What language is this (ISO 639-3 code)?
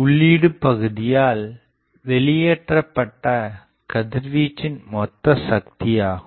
tam